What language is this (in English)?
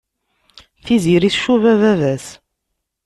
Kabyle